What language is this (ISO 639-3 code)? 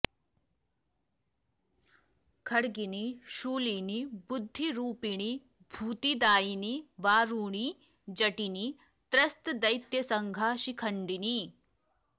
san